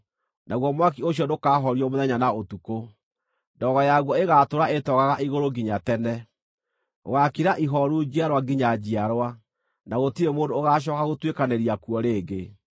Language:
Kikuyu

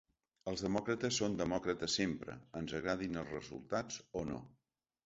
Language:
Catalan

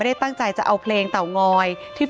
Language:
Thai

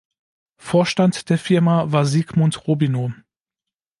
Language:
German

